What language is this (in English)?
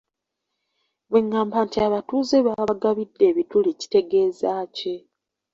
Ganda